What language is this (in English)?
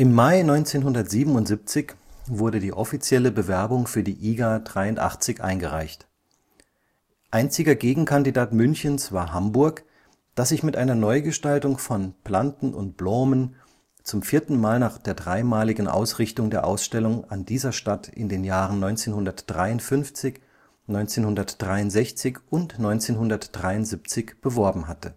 German